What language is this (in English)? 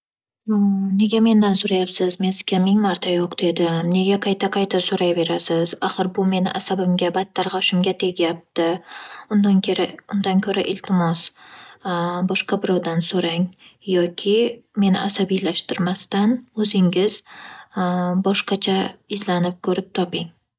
Uzbek